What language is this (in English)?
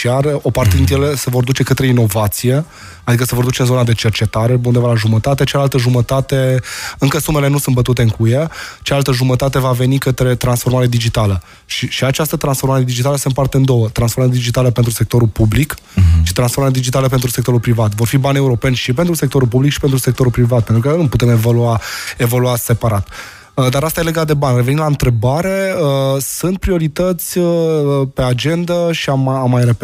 Romanian